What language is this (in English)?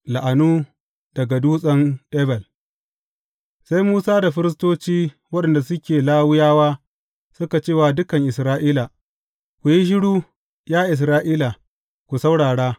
Hausa